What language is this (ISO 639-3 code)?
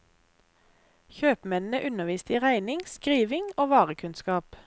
nor